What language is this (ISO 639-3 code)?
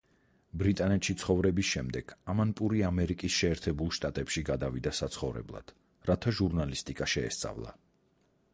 kat